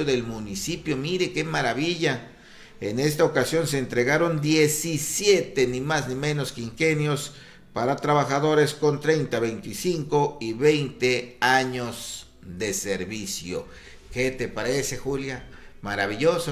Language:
Spanish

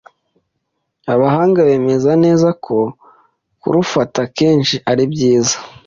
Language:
Kinyarwanda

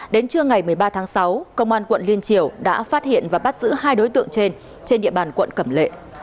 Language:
Vietnamese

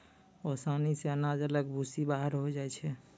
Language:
Maithili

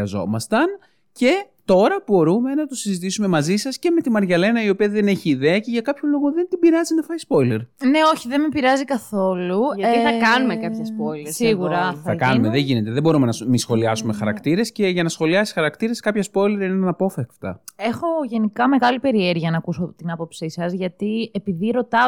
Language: Greek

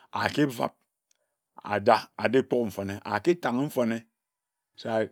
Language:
Ejagham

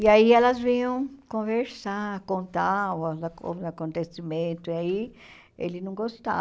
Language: Portuguese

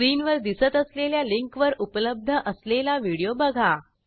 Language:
Marathi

